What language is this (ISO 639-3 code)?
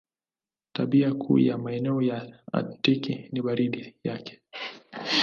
swa